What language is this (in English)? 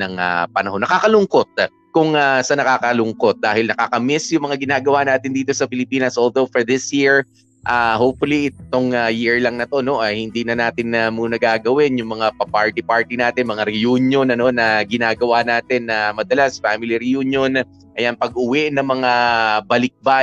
Filipino